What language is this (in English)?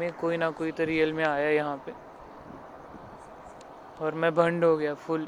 Marathi